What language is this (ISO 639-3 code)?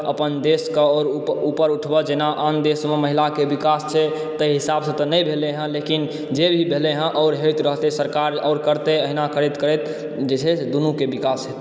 mai